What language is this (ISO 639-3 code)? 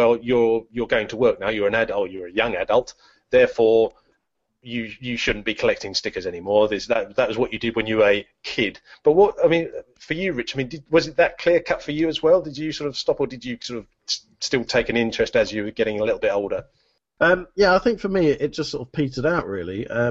eng